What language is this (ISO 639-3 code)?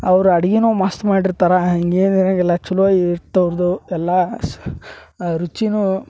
kan